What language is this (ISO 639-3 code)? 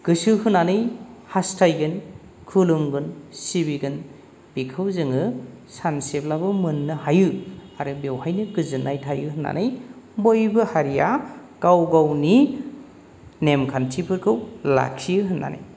brx